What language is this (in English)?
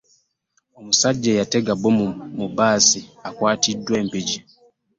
Ganda